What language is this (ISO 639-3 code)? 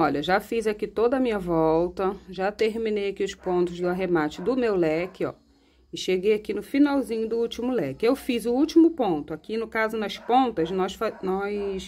por